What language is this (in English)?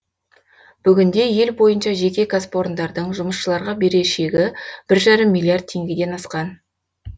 Kazakh